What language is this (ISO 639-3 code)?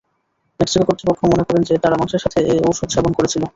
ben